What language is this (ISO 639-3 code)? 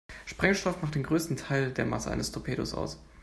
deu